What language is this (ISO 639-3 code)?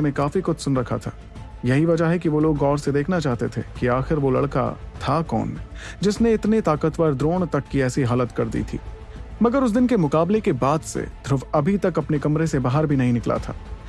hin